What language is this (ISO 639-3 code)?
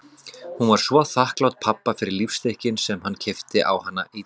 isl